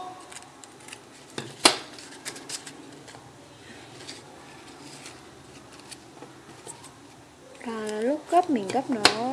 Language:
Vietnamese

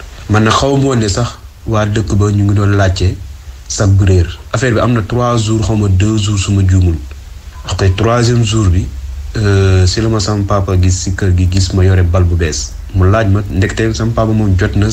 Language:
French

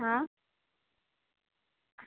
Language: Gujarati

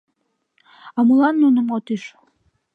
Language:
Mari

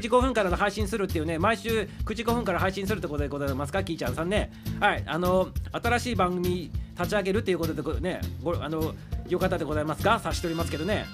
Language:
Japanese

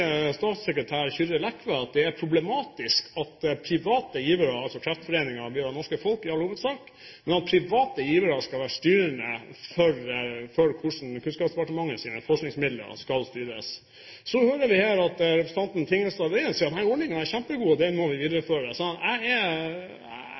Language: Norwegian Bokmål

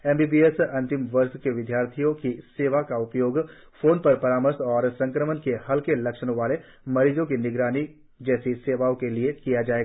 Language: Hindi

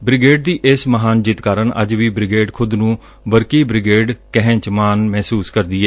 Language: Punjabi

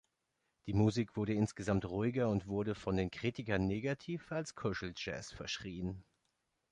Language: German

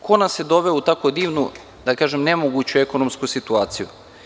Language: Serbian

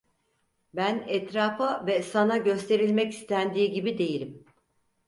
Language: Turkish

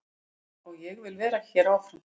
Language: Icelandic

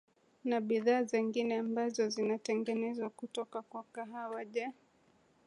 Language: Swahili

